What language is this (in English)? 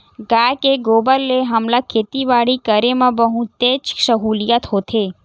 Chhattisgarhi